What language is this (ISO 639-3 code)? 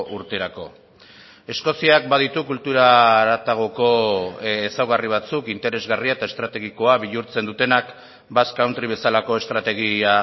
eus